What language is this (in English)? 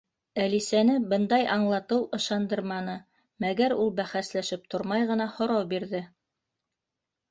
Bashkir